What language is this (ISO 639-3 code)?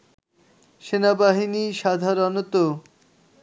ben